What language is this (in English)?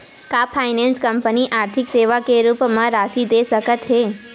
Chhattisgarhi